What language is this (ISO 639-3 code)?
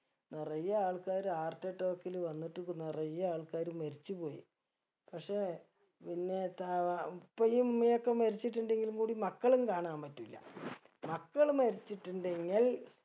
mal